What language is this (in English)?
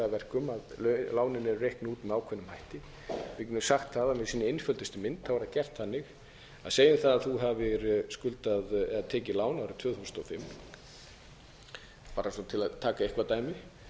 Icelandic